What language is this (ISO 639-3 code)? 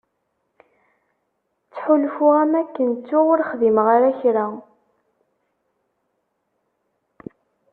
kab